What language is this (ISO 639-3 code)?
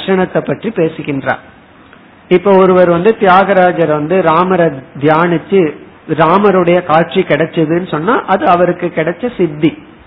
tam